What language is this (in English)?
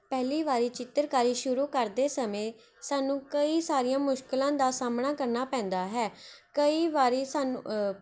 Punjabi